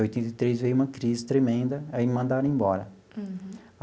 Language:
Portuguese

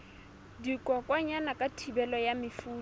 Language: Southern Sotho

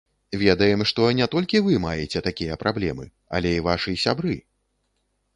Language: Belarusian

